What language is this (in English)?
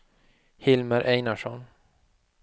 Swedish